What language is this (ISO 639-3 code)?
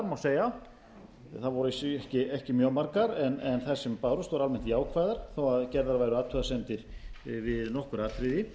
isl